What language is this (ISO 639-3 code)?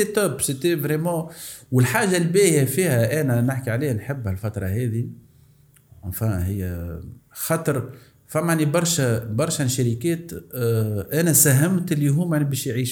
ara